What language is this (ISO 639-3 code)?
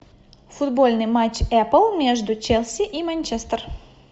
rus